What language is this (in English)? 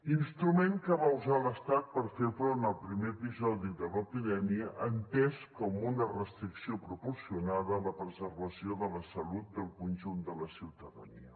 Catalan